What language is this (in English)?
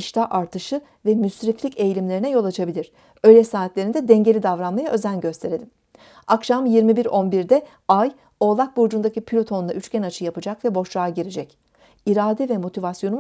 Turkish